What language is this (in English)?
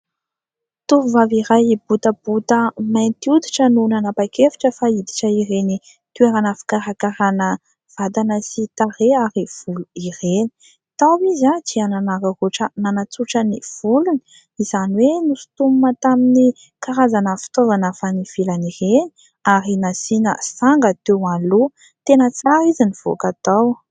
Malagasy